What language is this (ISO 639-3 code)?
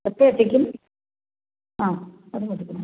mal